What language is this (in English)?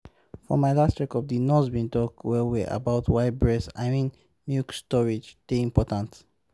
Nigerian Pidgin